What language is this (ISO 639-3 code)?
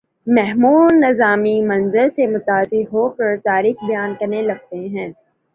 urd